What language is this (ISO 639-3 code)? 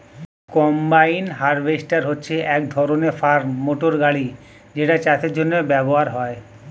ben